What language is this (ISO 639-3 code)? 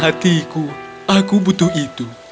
ind